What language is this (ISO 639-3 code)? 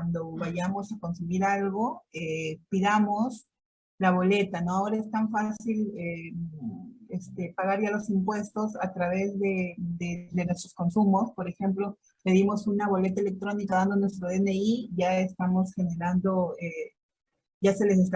spa